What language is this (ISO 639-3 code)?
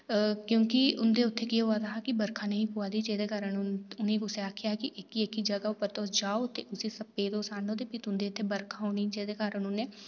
doi